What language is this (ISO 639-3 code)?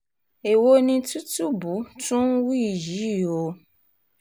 yor